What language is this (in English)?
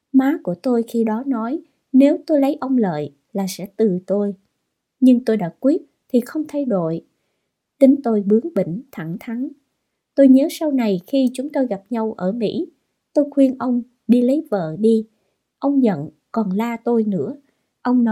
Vietnamese